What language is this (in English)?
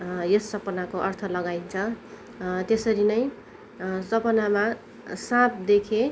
Nepali